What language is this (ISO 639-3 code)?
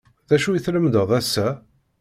kab